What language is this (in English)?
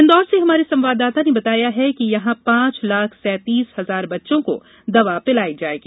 Hindi